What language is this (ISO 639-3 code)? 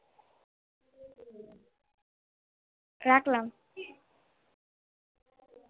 ben